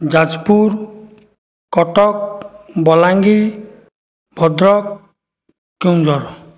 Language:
Odia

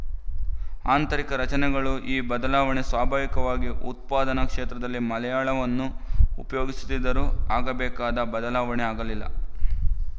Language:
Kannada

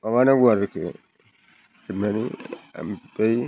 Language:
Bodo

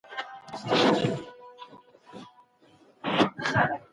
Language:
Pashto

